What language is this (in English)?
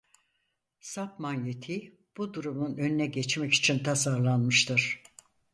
Turkish